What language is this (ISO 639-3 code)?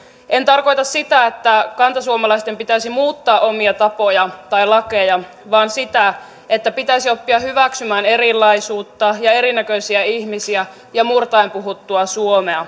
fin